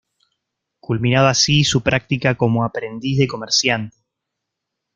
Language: Spanish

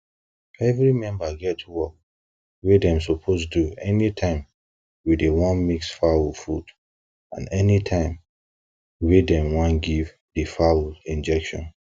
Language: Nigerian Pidgin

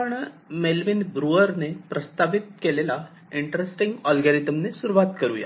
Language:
Marathi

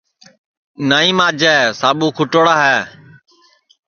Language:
Sansi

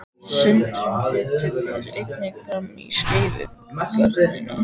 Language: Icelandic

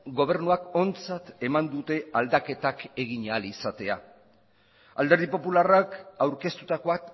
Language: Basque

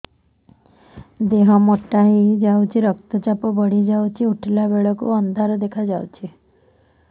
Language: Odia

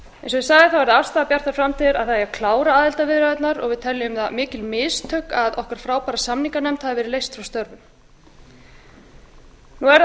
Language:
Icelandic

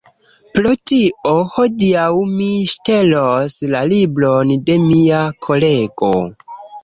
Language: Esperanto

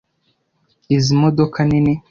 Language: Kinyarwanda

